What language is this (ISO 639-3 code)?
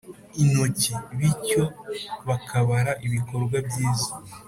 kin